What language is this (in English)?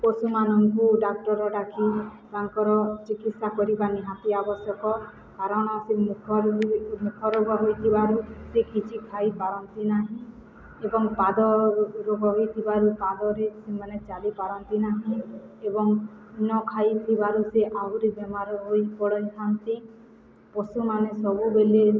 Odia